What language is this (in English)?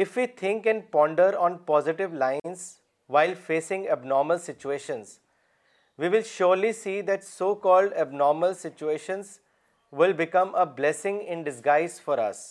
Urdu